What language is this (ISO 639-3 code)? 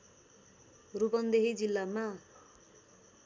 nep